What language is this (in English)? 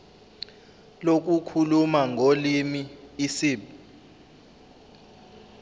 Zulu